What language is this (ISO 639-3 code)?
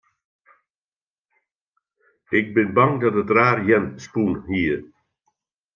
fry